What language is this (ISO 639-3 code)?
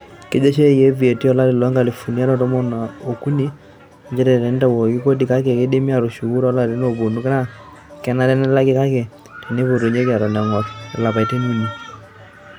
mas